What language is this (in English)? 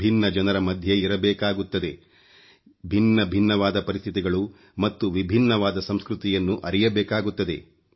Kannada